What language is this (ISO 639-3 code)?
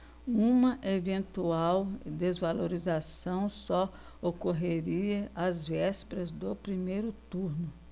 por